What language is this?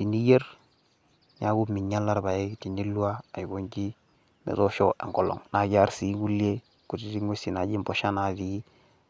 Masai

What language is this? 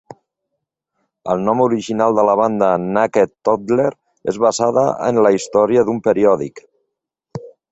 Catalan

